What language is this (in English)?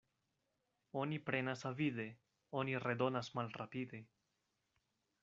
Esperanto